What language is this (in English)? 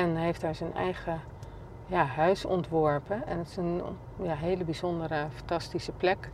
Dutch